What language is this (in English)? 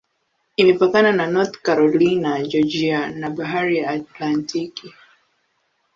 Swahili